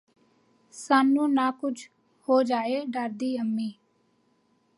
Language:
Punjabi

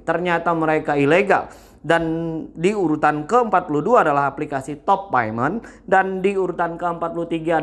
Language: Indonesian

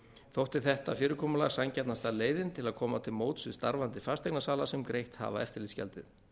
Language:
Icelandic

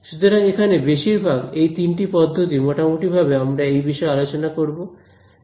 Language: Bangla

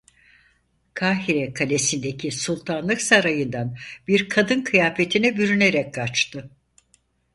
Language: Turkish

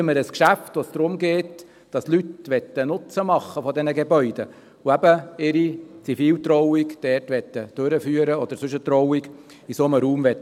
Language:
Swiss German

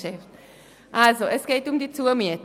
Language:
Swiss German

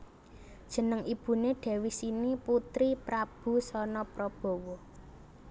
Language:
Javanese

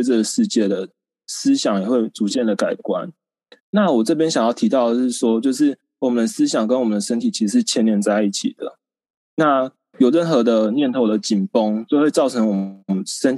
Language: Chinese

